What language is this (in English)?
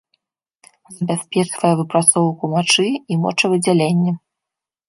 Belarusian